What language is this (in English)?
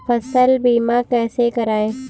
Hindi